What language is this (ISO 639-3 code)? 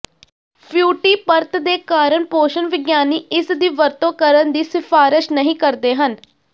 pan